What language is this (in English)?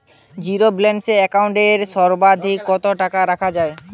Bangla